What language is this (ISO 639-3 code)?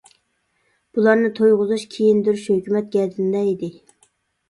uig